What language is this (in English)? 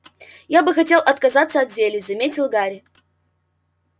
Russian